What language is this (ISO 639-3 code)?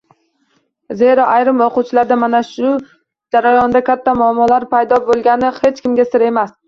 uzb